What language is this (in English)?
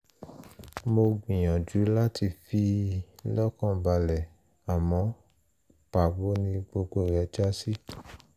Yoruba